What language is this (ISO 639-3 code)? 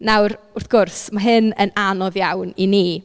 cym